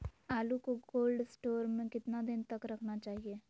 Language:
Magahi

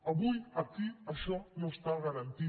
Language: Catalan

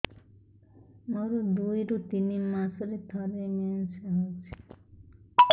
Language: Odia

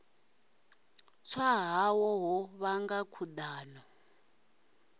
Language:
Venda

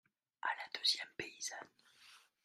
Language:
French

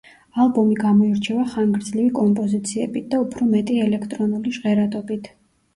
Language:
Georgian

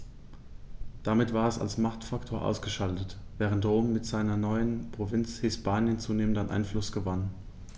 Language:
German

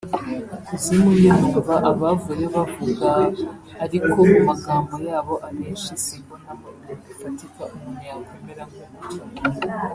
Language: Kinyarwanda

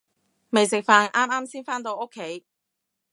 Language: Cantonese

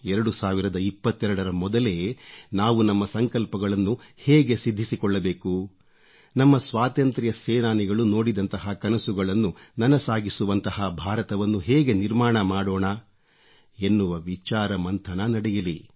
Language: Kannada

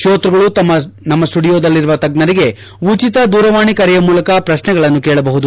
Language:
Kannada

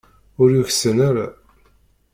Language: Kabyle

